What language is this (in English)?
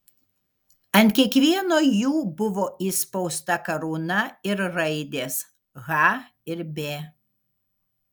Lithuanian